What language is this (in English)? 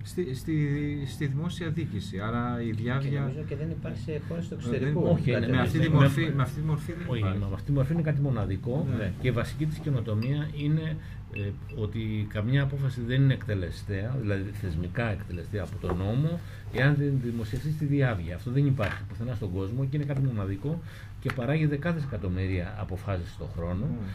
Greek